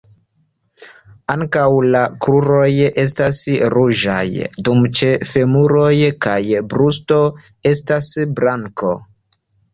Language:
Esperanto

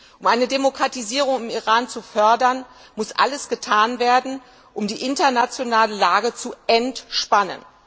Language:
German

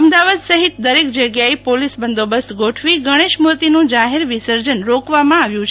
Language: Gujarati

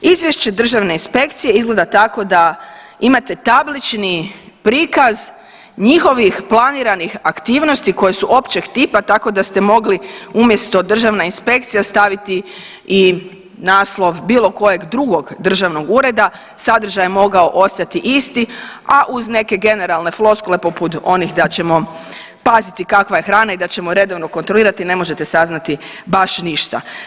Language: Croatian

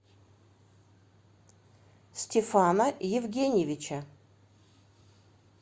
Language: Russian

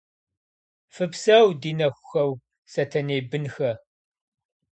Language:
Kabardian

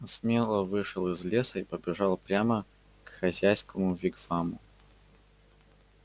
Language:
Russian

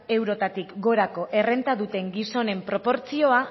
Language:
Basque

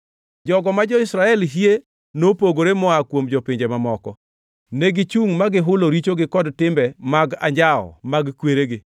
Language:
Luo (Kenya and Tanzania)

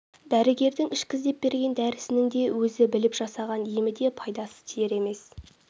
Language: Kazakh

